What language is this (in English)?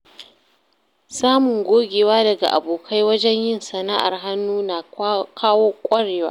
Hausa